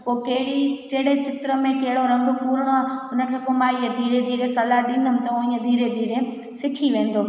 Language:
Sindhi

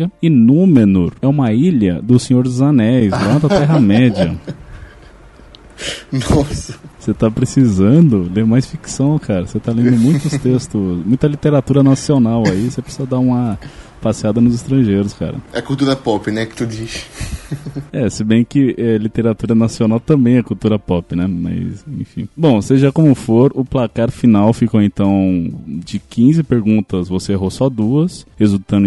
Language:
Portuguese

